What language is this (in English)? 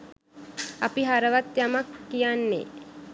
Sinhala